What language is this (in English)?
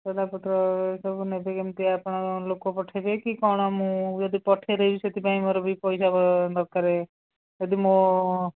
Odia